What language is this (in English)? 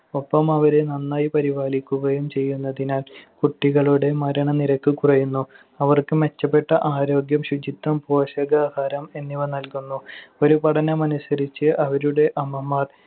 Malayalam